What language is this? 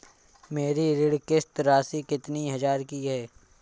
Hindi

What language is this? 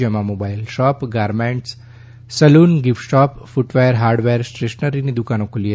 Gujarati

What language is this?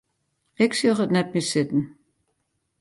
Western Frisian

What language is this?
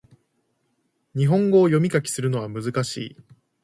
Japanese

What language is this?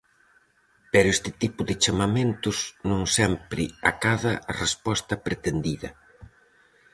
Galician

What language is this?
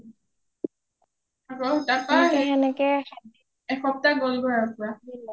Assamese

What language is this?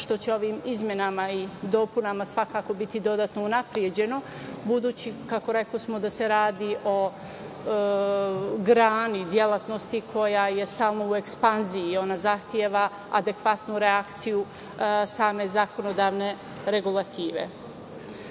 Serbian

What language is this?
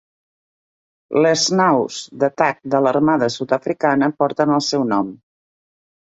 Catalan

